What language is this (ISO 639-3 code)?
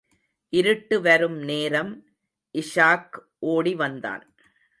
tam